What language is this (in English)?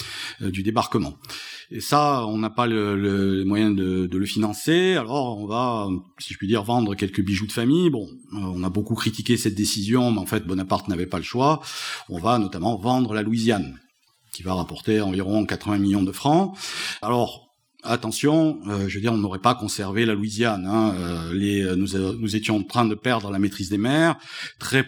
French